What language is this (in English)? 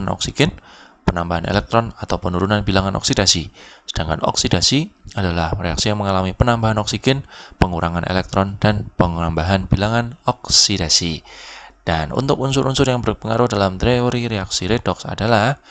Indonesian